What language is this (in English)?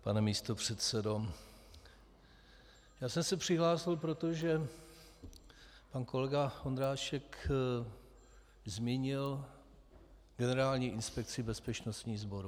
Czech